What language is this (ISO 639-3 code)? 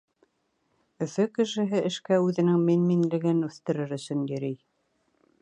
bak